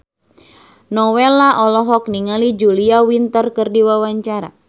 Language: Sundanese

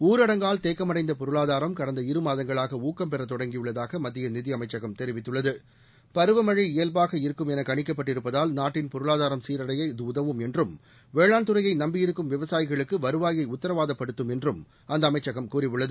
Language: Tamil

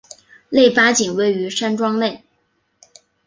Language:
Chinese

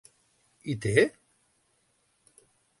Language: Catalan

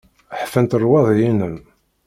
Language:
Kabyle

